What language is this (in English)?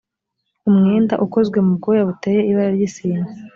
Kinyarwanda